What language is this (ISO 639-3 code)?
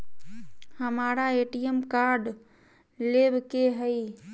mag